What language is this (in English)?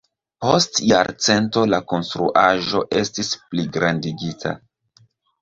Esperanto